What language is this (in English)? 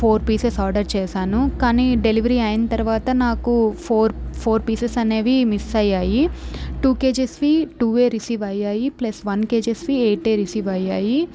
Telugu